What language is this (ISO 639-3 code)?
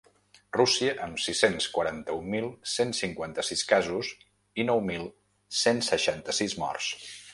cat